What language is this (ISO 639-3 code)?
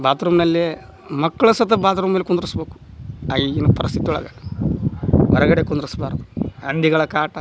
kan